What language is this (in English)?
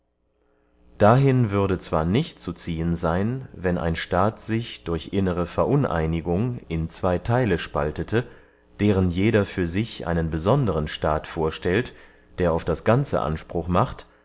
German